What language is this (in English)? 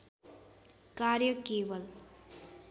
Nepali